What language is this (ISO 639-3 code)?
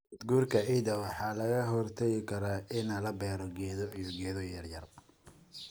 som